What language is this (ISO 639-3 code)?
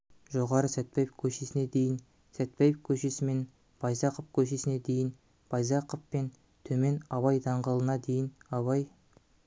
kaz